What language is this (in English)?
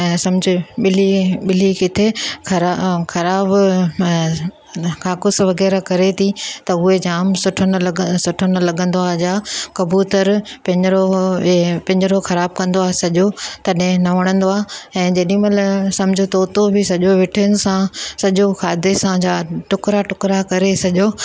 Sindhi